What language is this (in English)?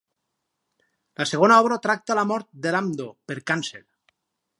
Catalan